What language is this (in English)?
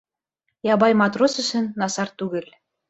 Bashkir